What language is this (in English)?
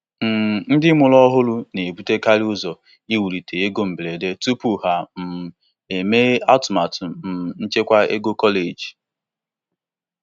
Igbo